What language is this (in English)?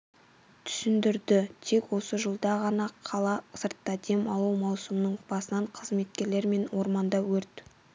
Kazakh